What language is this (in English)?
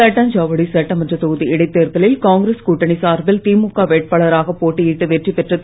Tamil